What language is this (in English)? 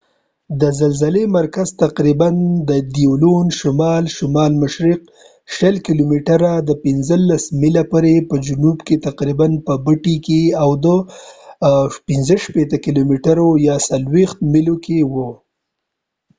Pashto